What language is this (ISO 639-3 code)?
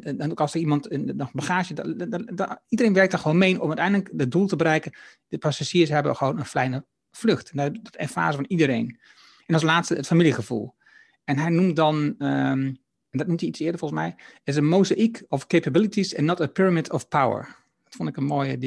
nld